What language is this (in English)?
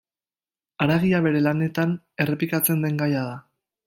Basque